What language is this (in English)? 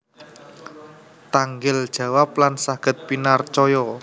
Javanese